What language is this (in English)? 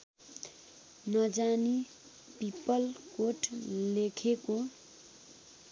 Nepali